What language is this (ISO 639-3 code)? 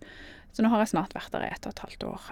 nor